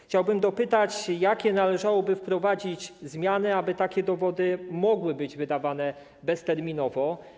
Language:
Polish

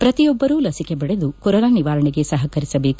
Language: Kannada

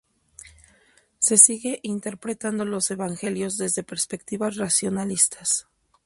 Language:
Spanish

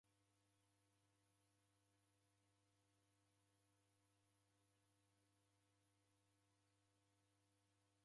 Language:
Taita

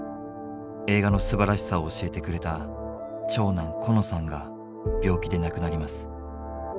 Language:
Japanese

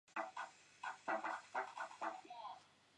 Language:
Chinese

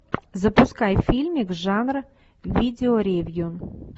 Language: Russian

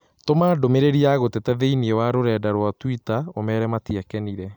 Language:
Kikuyu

